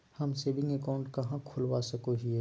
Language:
Magahi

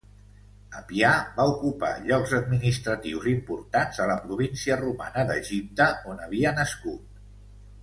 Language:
Catalan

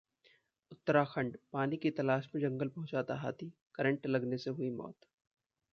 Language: Hindi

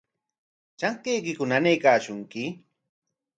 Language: Corongo Ancash Quechua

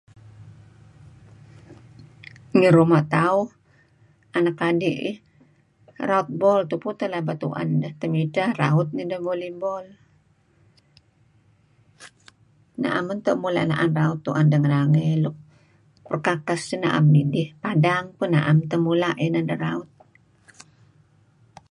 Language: Kelabit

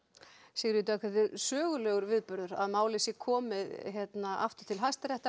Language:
Icelandic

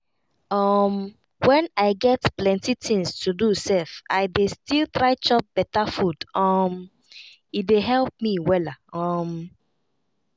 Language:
Nigerian Pidgin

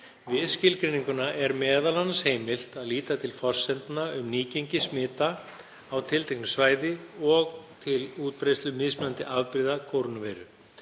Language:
Icelandic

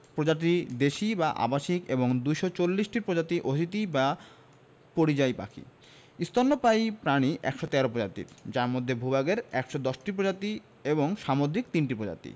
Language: Bangla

